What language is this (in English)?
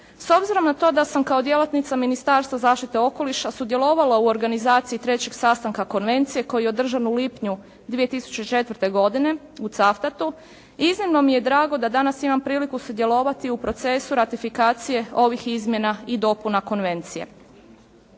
Croatian